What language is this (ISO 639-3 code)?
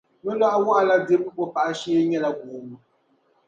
dag